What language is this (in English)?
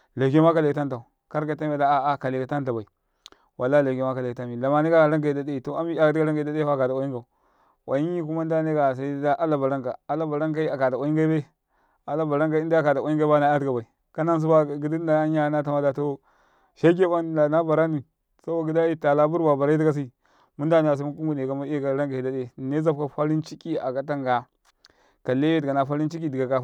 Karekare